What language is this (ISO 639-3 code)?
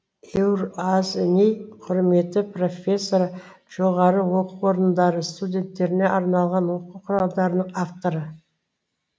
kaz